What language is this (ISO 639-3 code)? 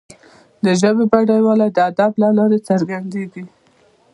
pus